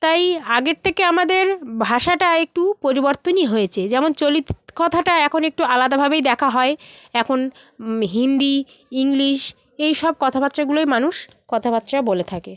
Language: Bangla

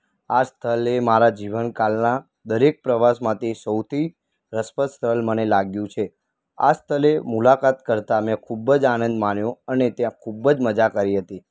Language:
Gujarati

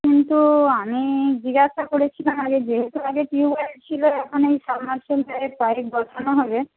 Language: Bangla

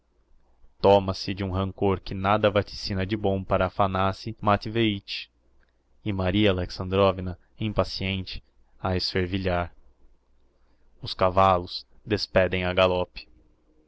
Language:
Portuguese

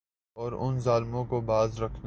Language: Urdu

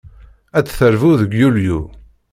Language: Kabyle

